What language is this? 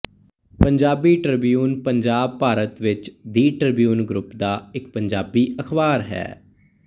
Punjabi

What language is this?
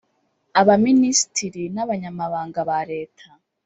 Kinyarwanda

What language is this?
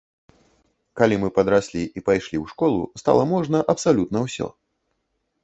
Belarusian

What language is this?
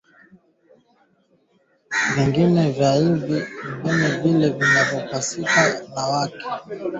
Swahili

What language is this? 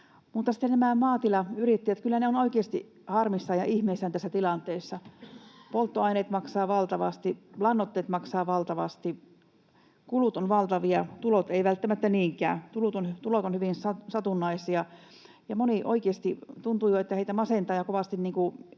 Finnish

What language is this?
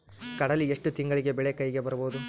Kannada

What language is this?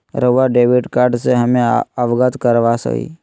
Magahi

